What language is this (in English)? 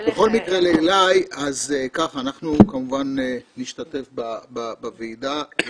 Hebrew